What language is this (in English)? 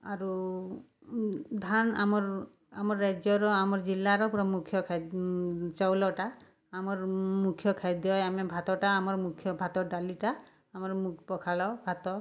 Odia